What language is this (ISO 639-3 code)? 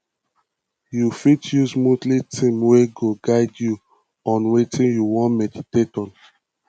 pcm